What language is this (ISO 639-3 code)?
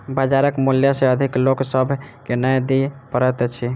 mai